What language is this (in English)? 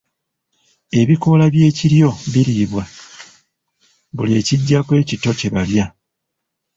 Ganda